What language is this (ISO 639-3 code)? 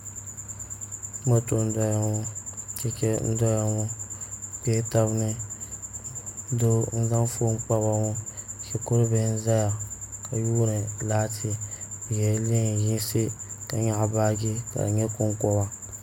dag